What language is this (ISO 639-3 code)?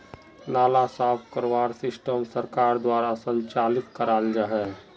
mag